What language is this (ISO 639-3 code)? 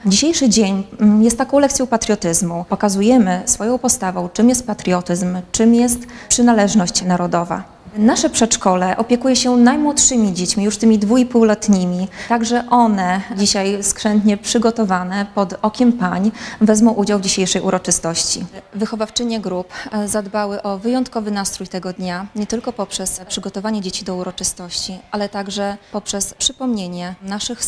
pol